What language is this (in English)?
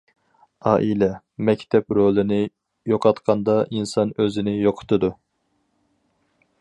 Uyghur